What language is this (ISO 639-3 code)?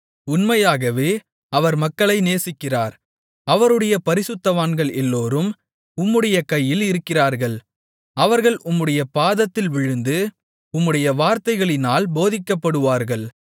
tam